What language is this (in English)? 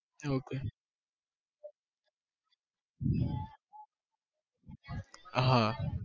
Gujarati